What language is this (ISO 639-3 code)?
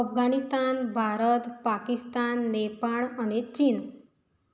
guj